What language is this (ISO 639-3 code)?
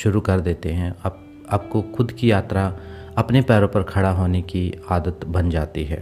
hin